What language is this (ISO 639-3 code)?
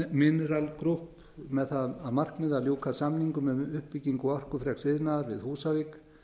isl